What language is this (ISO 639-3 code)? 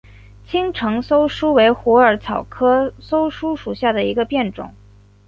zho